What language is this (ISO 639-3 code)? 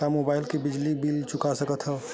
hne